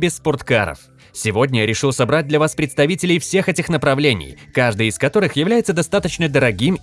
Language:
Russian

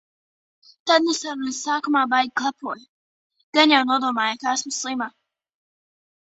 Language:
Latvian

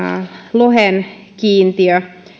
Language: Finnish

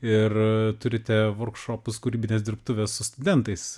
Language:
Lithuanian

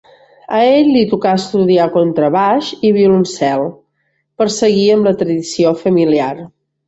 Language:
Catalan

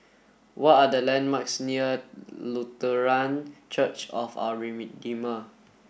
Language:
English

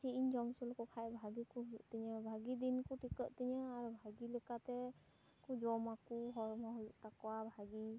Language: Santali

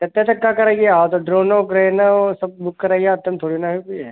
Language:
Hindi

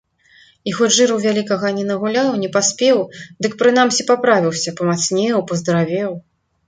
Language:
Belarusian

